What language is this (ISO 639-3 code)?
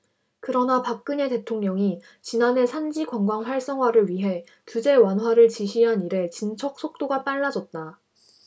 kor